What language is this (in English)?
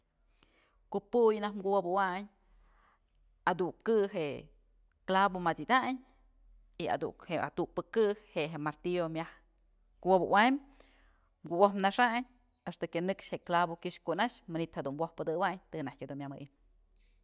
Mazatlán Mixe